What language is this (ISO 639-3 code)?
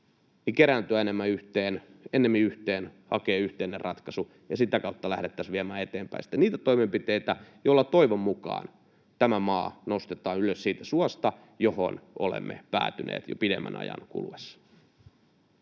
fin